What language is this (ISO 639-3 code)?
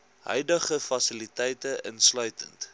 afr